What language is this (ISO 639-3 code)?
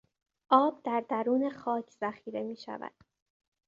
fas